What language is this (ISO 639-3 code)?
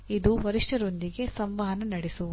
kan